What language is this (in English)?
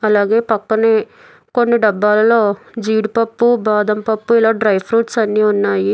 Telugu